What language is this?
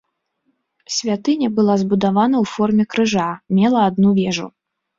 Belarusian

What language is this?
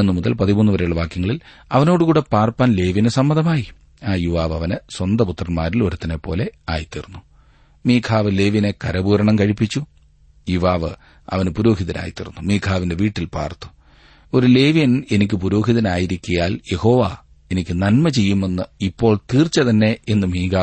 Malayalam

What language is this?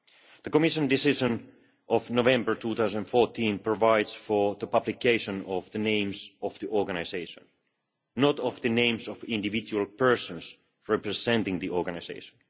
English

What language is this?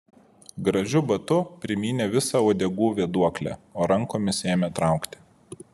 Lithuanian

